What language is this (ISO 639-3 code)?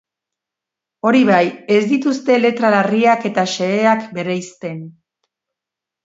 eus